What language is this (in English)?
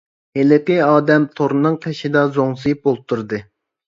Uyghur